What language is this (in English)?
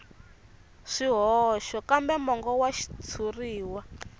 Tsonga